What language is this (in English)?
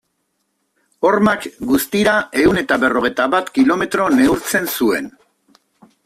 Basque